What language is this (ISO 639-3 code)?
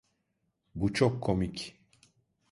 tur